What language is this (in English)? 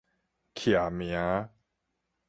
Min Nan Chinese